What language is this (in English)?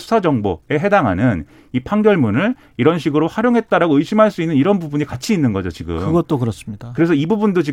Korean